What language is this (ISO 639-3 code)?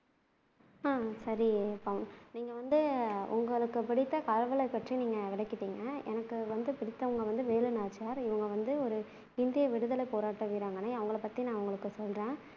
tam